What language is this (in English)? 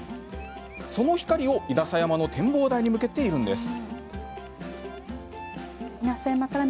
Japanese